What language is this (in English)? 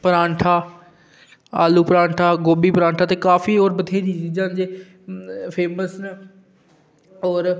Dogri